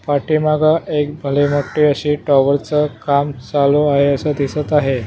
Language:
Marathi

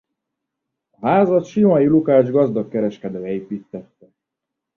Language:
Hungarian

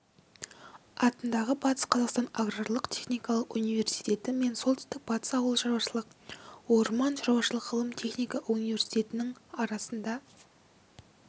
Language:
Kazakh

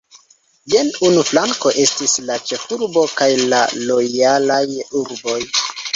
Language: Esperanto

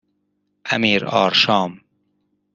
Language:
Persian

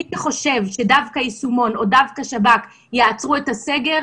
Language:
Hebrew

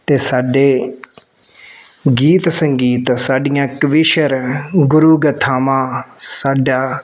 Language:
Punjabi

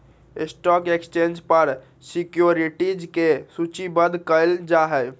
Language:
Magahi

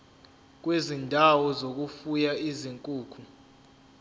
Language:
Zulu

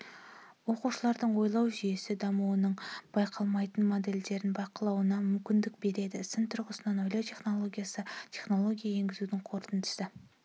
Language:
Kazakh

